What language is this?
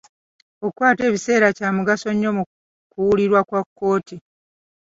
Ganda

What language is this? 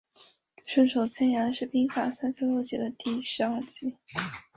Chinese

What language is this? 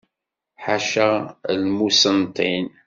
Kabyle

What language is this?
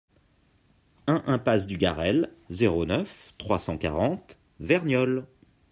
French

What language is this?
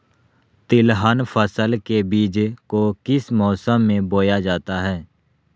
Magahi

